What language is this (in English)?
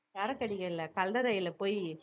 Tamil